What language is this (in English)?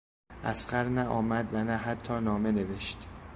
Persian